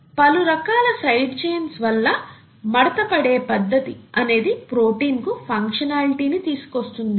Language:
Telugu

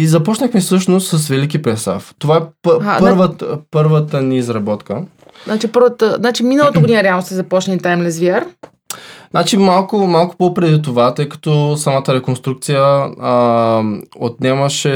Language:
Bulgarian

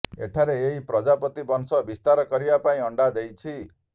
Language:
Odia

